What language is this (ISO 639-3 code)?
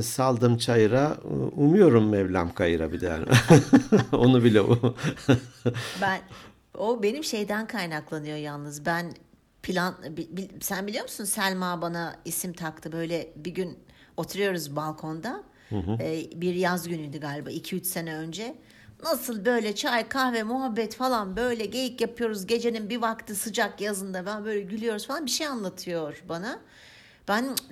tur